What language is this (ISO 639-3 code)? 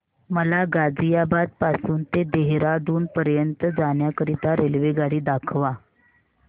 mar